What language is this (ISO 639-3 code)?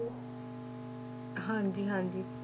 pan